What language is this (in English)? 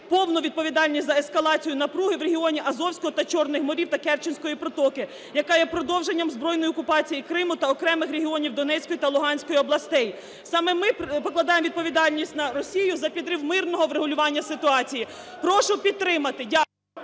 Ukrainian